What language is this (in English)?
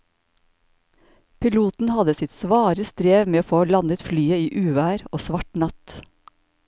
Norwegian